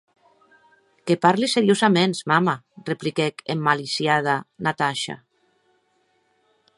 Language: Occitan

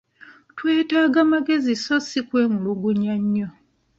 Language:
Ganda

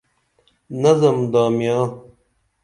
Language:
Dameli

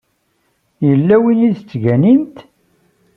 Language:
Kabyle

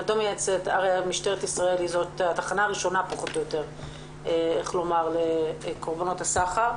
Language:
Hebrew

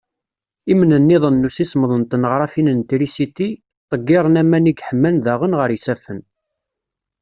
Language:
Kabyle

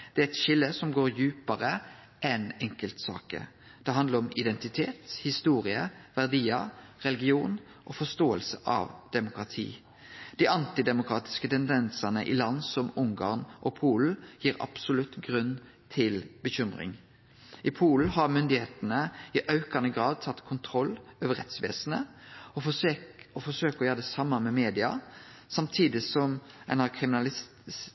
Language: Norwegian Nynorsk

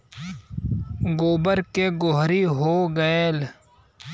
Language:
Bhojpuri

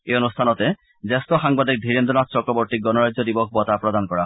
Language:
Assamese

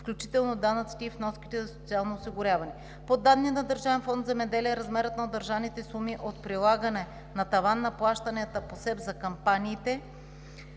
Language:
Bulgarian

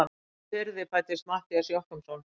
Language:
Icelandic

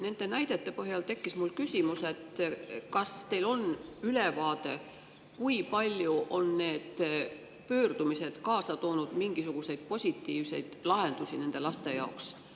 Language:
Estonian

